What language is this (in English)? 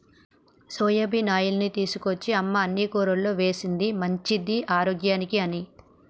Telugu